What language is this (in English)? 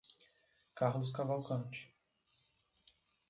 Portuguese